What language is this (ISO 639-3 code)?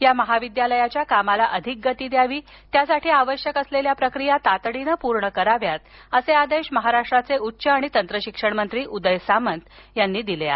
mar